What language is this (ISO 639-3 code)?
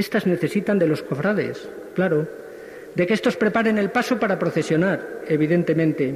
spa